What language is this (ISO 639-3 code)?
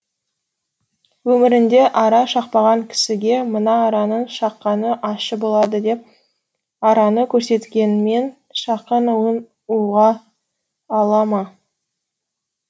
kaz